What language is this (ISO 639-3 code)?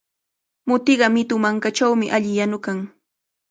qvl